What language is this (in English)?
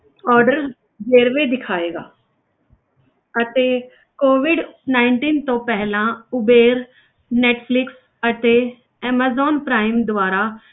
Punjabi